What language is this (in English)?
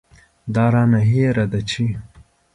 Pashto